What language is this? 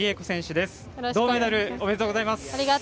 Japanese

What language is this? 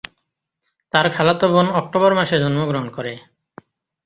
Bangla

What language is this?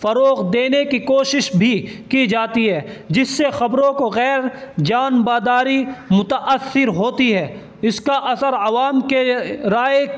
Urdu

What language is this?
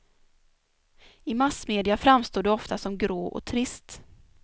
Swedish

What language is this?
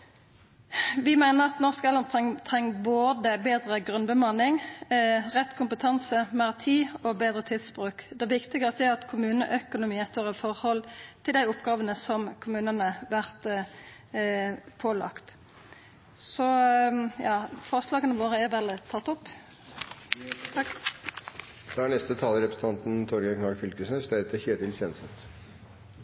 Norwegian Nynorsk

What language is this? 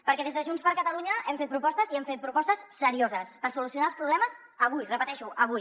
Catalan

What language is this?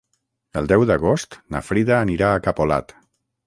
Catalan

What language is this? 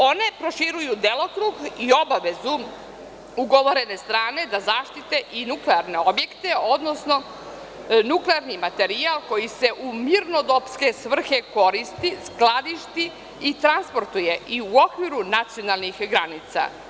Serbian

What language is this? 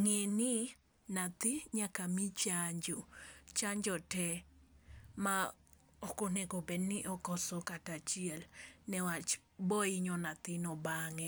Luo (Kenya and Tanzania)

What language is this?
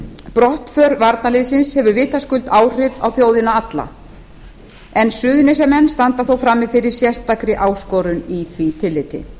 Icelandic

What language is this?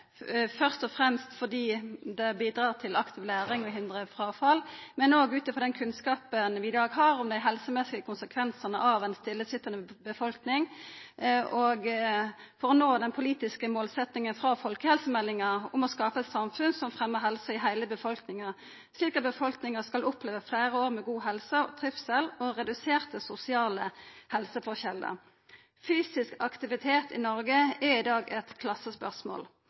Norwegian Nynorsk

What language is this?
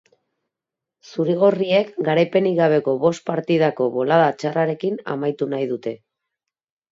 Basque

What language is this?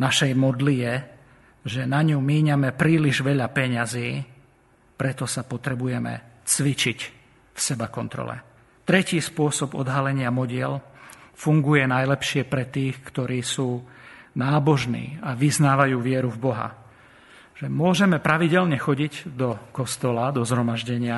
Slovak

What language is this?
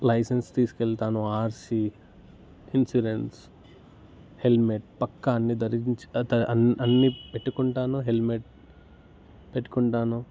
Telugu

